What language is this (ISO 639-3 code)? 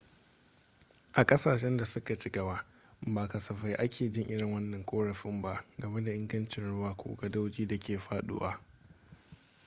hau